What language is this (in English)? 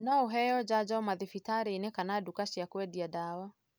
Kikuyu